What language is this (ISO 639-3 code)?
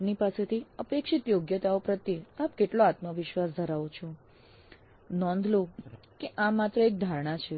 guj